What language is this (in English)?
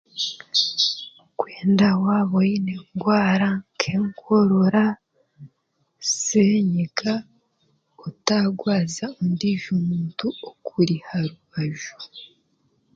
Chiga